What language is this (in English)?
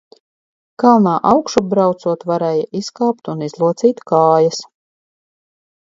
Latvian